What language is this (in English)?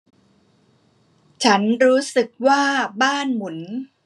Thai